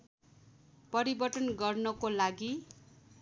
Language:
Nepali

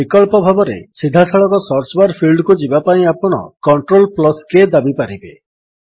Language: Odia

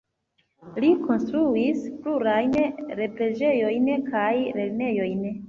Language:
Esperanto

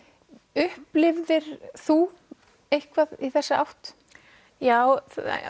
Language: Icelandic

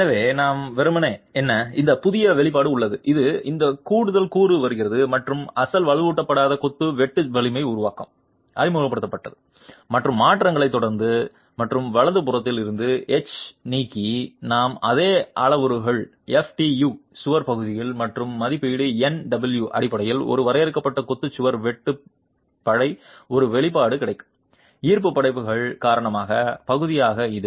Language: Tamil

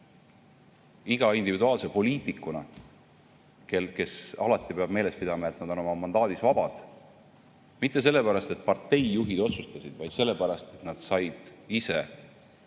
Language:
Estonian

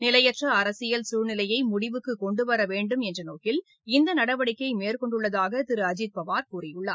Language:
Tamil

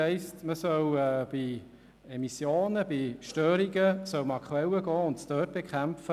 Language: Swiss German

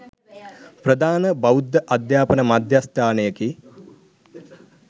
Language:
Sinhala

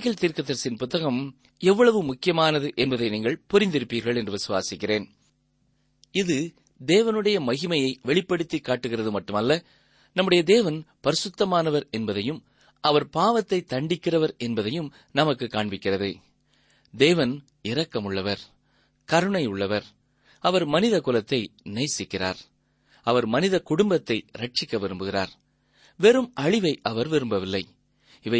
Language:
Tamil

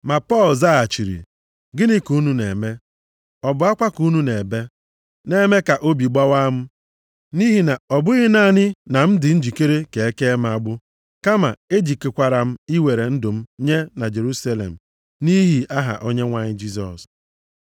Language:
Igbo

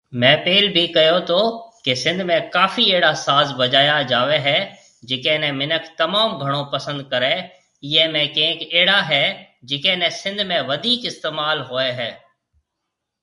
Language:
Marwari (Pakistan)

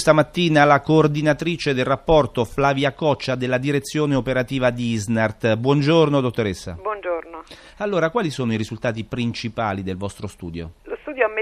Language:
Italian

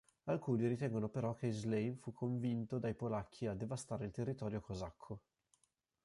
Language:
Italian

